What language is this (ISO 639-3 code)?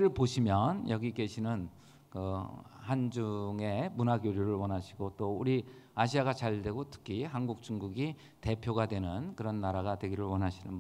kor